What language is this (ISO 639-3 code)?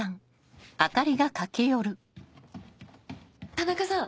jpn